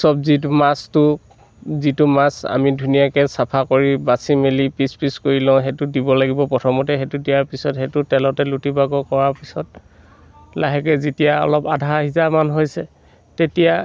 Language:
Assamese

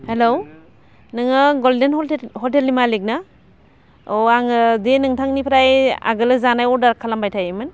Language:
Bodo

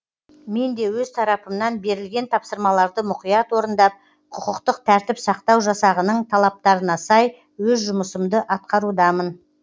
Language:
Kazakh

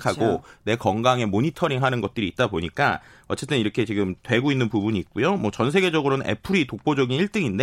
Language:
Korean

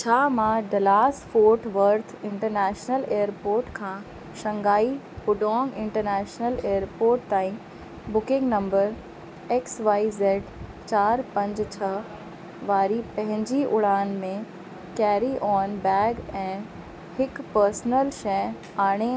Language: Sindhi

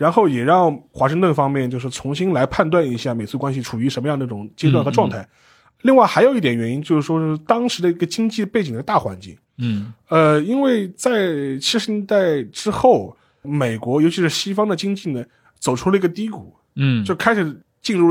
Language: Chinese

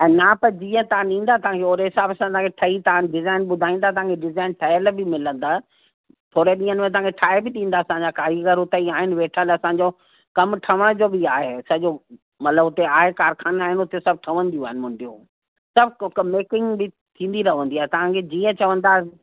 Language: Sindhi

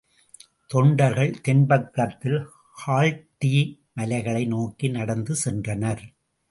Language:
Tamil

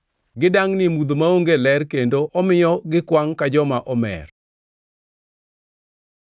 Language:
Luo (Kenya and Tanzania)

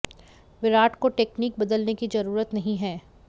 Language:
Hindi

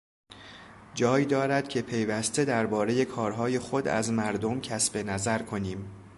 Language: Persian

